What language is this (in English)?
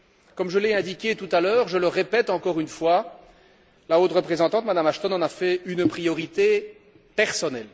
French